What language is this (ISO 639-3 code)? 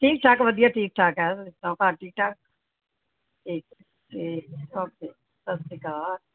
pan